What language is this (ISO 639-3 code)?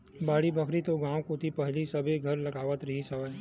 hne